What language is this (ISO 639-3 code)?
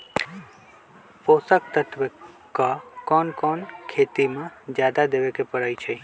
mag